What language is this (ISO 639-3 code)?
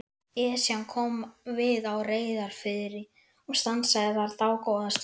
isl